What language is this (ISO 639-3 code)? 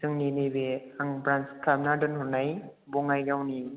brx